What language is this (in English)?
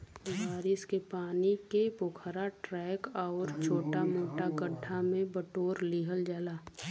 Bhojpuri